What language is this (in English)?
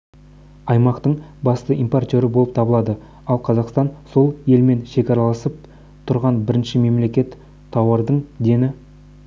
Kazakh